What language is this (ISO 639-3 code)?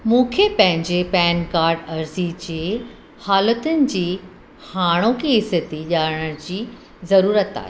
snd